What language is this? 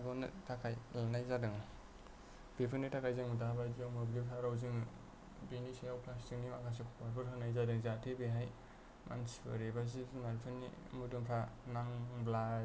Bodo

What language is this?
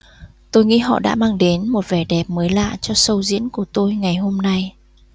Vietnamese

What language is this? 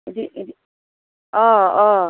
Bodo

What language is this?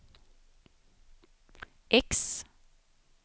Swedish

